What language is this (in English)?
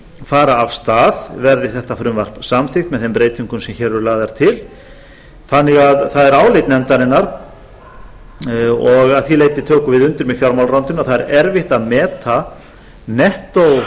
Icelandic